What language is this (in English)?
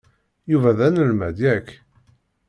Kabyle